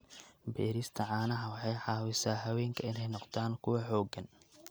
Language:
Somali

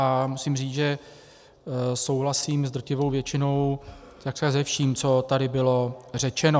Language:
Czech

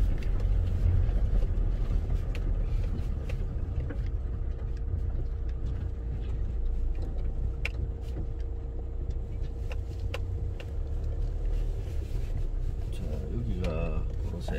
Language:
Korean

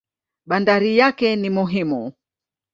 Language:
Swahili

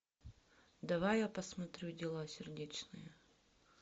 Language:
Russian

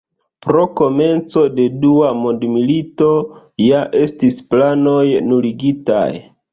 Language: Esperanto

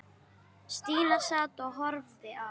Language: Icelandic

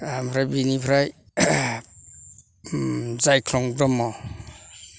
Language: Bodo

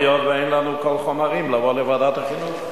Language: Hebrew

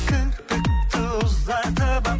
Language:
Kazakh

